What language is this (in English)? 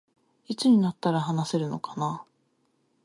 Japanese